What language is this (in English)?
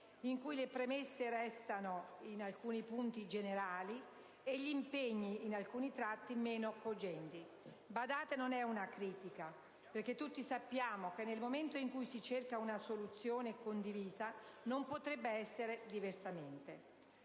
Italian